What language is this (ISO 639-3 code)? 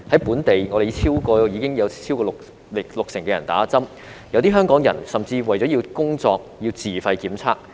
yue